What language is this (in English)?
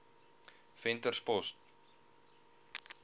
Afrikaans